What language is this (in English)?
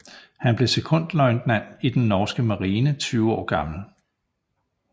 Danish